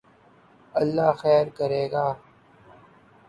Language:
Urdu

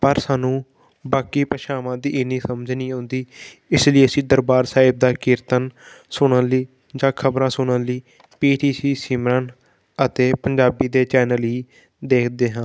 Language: Punjabi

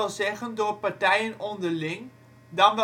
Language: Dutch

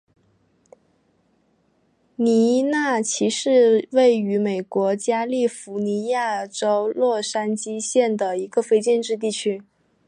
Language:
Chinese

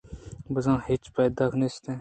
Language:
Eastern Balochi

